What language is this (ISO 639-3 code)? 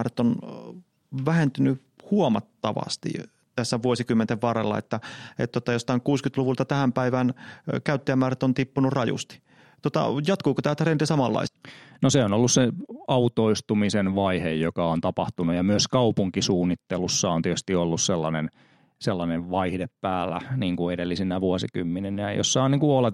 fin